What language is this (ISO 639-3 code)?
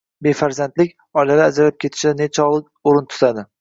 uzb